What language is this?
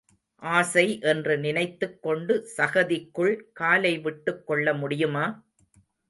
Tamil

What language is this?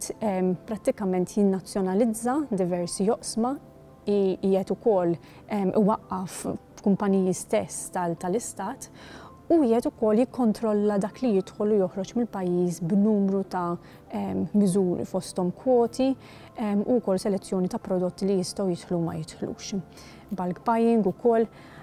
Arabic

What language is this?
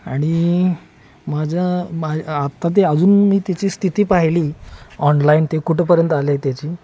Marathi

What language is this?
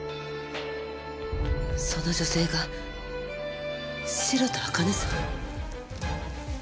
Japanese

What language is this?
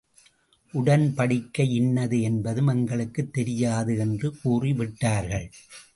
Tamil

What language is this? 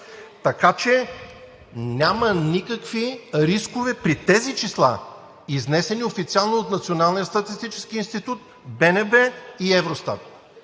Bulgarian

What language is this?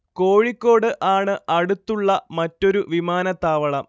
Malayalam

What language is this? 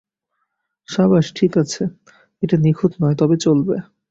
Bangla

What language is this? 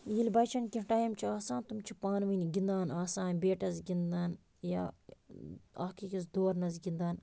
Kashmiri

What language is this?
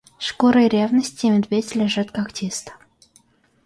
Russian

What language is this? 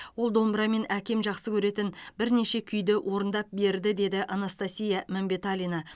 Kazakh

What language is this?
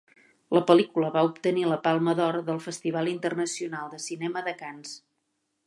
Catalan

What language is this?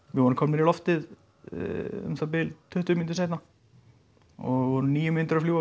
Icelandic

